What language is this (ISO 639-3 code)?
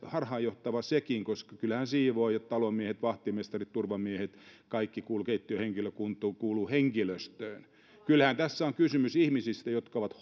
fin